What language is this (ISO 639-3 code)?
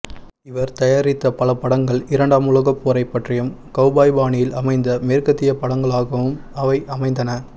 tam